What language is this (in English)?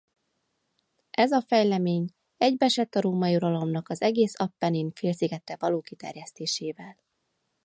Hungarian